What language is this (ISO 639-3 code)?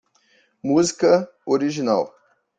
por